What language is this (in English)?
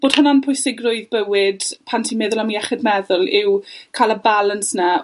Welsh